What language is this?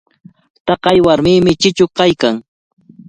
Cajatambo North Lima Quechua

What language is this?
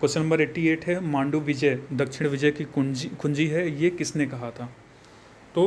Hindi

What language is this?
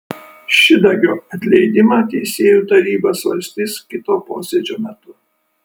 Lithuanian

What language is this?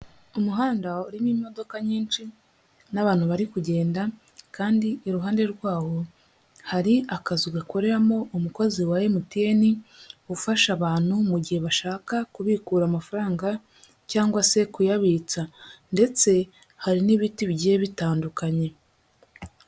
Kinyarwanda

